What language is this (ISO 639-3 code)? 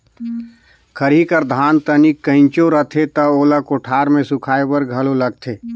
hne